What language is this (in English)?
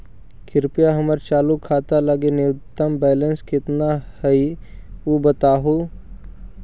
Magahi